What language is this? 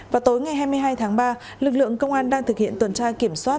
Vietnamese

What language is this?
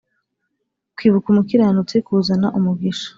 Kinyarwanda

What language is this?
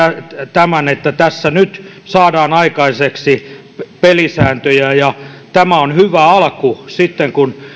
Finnish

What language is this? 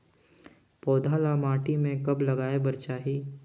Chhattisgarhi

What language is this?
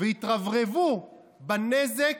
Hebrew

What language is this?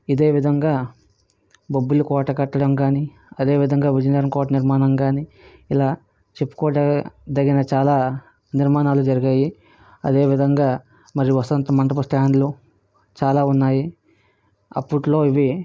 Telugu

